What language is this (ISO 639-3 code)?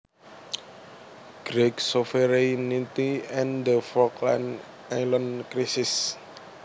jav